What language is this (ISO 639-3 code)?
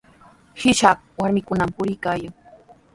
qws